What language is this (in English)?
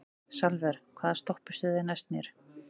Icelandic